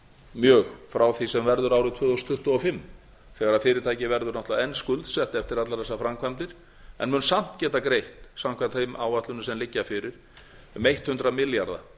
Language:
Icelandic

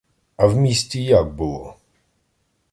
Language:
Ukrainian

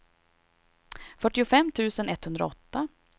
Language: Swedish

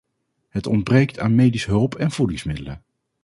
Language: Dutch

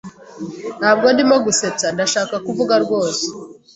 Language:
Kinyarwanda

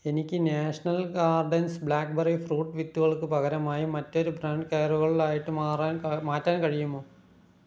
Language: Malayalam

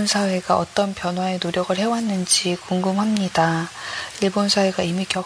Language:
Korean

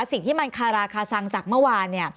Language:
Thai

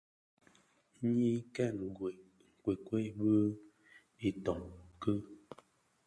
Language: Bafia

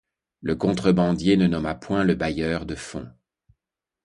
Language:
French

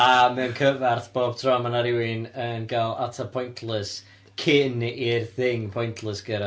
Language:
Welsh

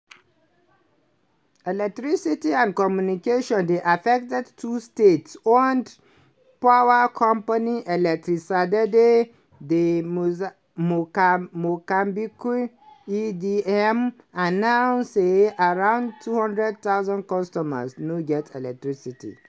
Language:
Nigerian Pidgin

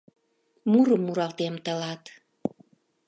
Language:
Mari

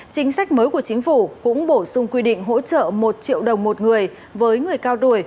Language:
Vietnamese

